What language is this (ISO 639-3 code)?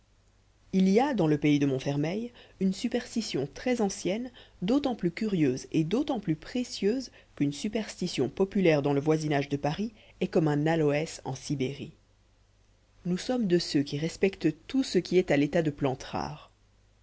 fra